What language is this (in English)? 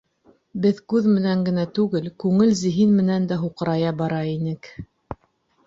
Bashkir